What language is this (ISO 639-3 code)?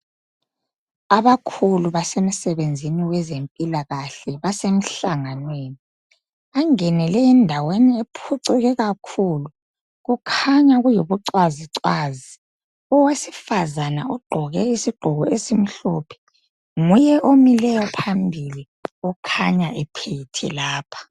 nde